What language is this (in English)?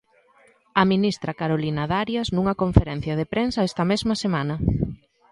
Galician